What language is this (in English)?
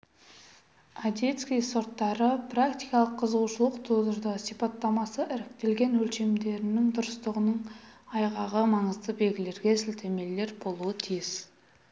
Kazakh